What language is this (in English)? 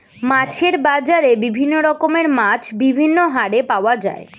Bangla